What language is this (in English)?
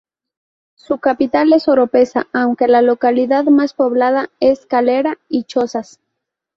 Spanish